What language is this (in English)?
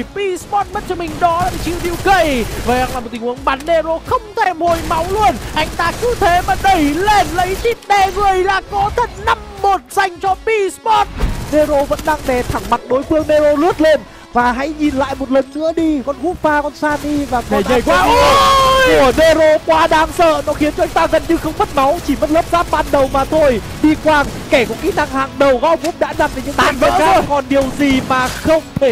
Vietnamese